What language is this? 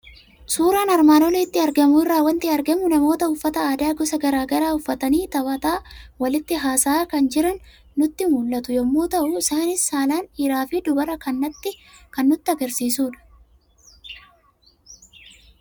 Oromo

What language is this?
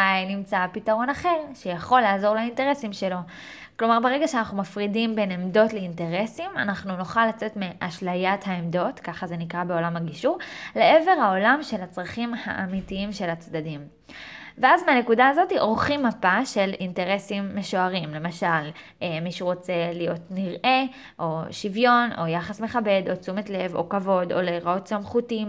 Hebrew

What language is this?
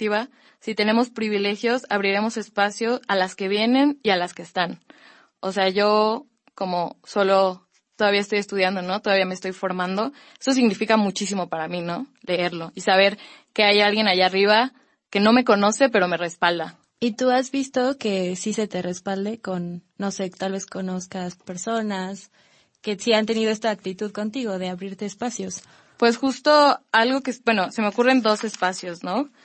Spanish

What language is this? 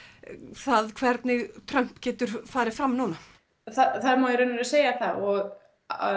Icelandic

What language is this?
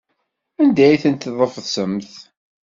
Kabyle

